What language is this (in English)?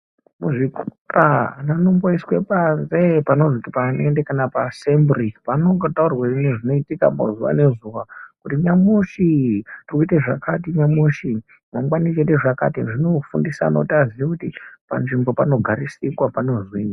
Ndau